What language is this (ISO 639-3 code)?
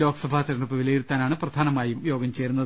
mal